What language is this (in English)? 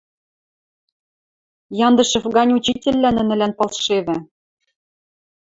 Western Mari